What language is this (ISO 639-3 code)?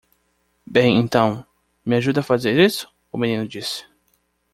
por